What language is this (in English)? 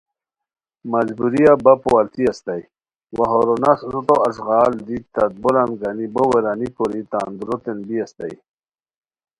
Khowar